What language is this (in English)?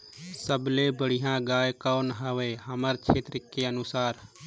Chhattisgarhi